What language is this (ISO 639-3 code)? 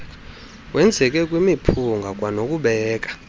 xho